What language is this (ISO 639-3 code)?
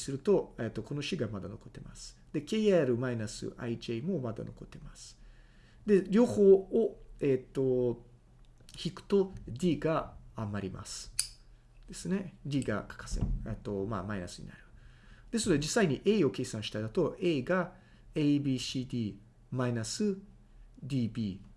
jpn